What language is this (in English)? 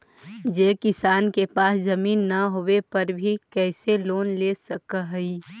Magahi